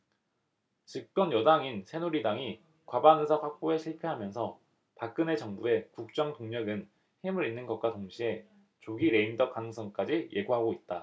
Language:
Korean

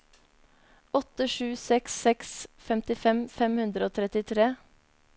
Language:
Norwegian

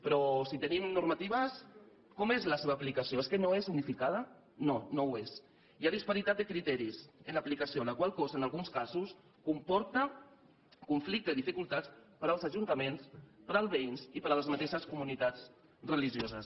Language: Catalan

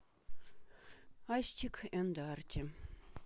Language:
Russian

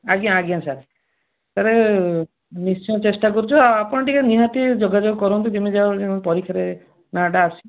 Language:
Odia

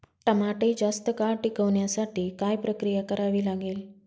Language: Marathi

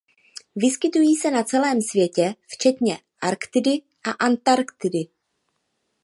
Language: Czech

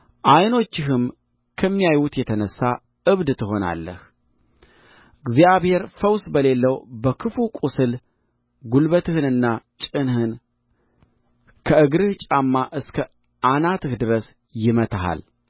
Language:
Amharic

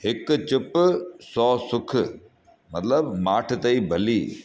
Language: Sindhi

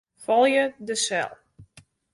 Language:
Western Frisian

